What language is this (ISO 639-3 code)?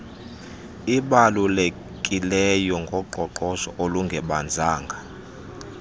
xho